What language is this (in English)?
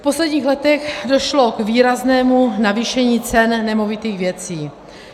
Czech